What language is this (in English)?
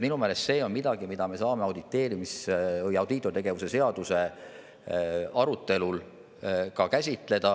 Estonian